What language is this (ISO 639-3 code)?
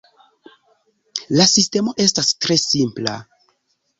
epo